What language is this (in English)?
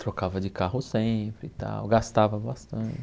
Portuguese